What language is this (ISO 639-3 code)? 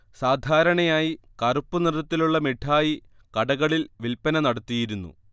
mal